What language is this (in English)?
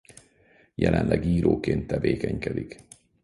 Hungarian